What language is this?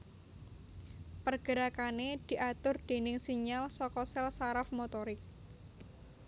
Javanese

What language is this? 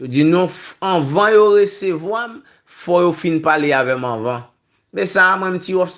French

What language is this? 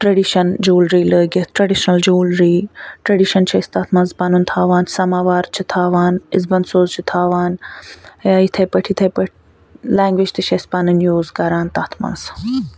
Kashmiri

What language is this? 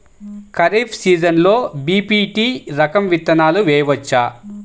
Telugu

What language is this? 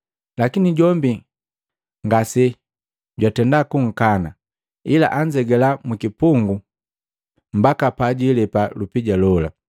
Matengo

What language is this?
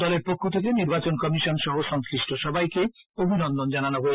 Bangla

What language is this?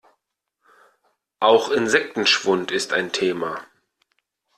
German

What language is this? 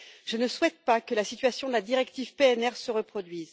French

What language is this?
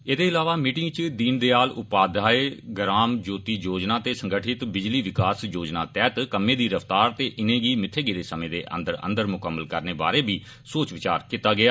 Dogri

